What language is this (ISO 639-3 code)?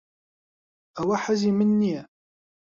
ckb